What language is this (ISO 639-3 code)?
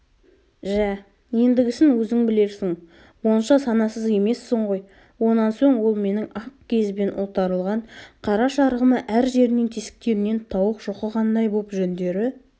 kaz